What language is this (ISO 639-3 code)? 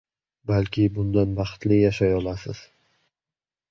uzb